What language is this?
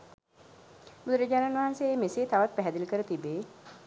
Sinhala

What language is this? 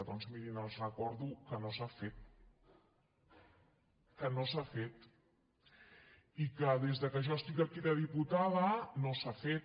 Catalan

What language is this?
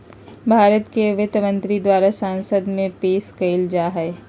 Magahi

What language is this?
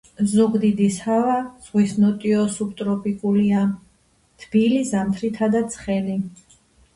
Georgian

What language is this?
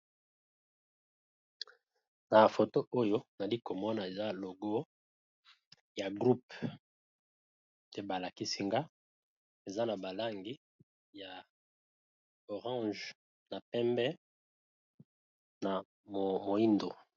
Lingala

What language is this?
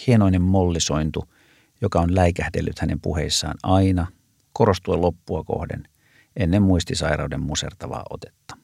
Finnish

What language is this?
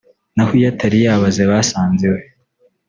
Kinyarwanda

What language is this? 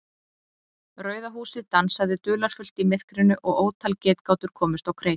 Icelandic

